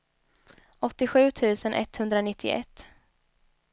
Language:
Swedish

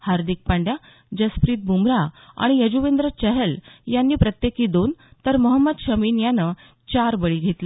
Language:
Marathi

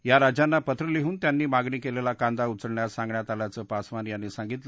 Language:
Marathi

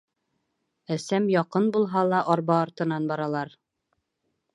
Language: Bashkir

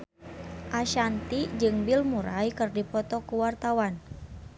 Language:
Sundanese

